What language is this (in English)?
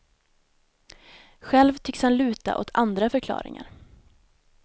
Swedish